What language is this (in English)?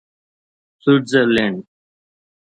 Sindhi